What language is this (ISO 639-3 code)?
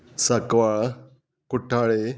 kok